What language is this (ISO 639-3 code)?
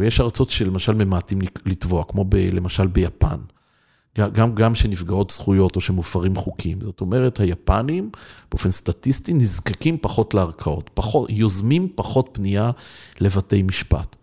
heb